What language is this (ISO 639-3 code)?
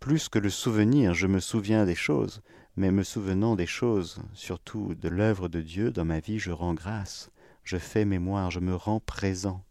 fra